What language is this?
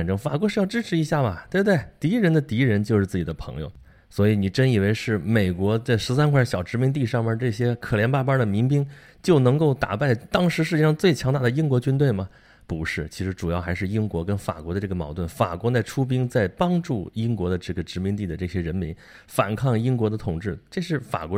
Chinese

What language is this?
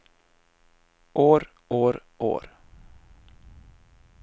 Norwegian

